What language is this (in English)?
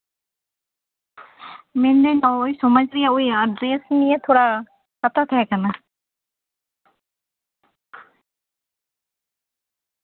Santali